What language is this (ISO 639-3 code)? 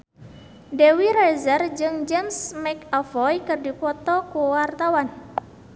sun